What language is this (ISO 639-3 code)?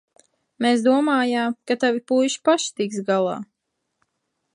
lav